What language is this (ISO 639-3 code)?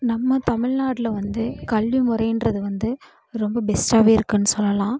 tam